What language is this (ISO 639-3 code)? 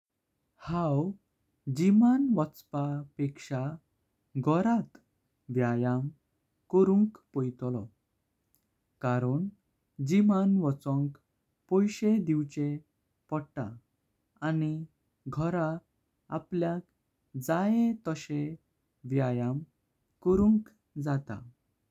kok